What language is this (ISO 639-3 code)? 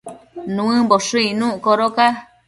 mcf